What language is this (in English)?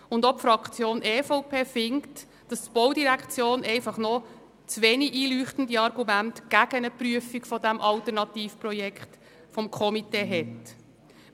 Swiss German